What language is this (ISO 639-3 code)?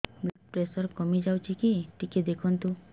ori